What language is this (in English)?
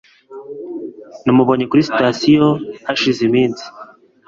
Kinyarwanda